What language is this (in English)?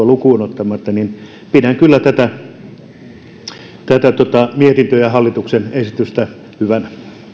Finnish